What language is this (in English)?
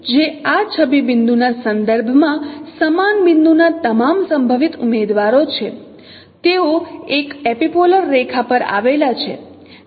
Gujarati